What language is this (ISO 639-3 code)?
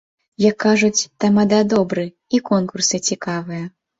bel